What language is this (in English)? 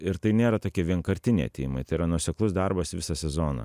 Lithuanian